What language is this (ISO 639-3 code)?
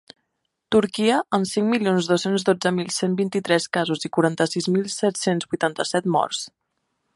cat